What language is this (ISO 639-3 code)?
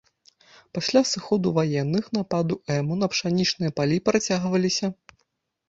bel